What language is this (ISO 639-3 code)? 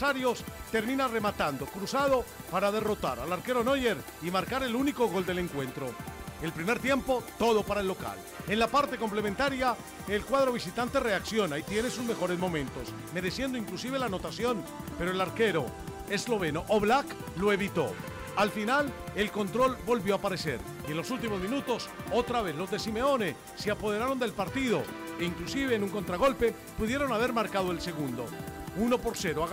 spa